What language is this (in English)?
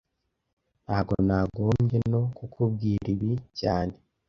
Kinyarwanda